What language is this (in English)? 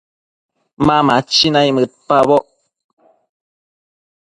Matsés